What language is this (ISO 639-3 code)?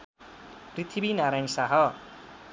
nep